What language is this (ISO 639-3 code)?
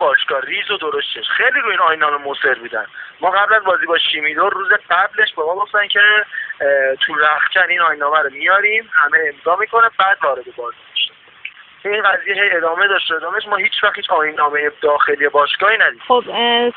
fas